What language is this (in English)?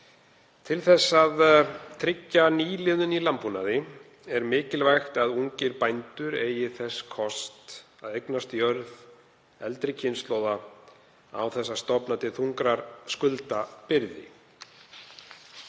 Icelandic